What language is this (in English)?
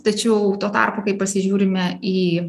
Lithuanian